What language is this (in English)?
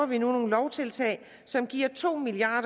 Danish